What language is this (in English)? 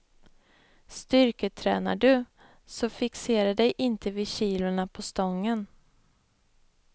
Swedish